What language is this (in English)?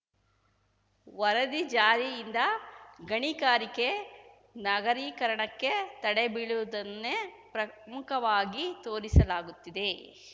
Kannada